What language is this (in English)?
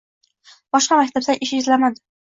Uzbek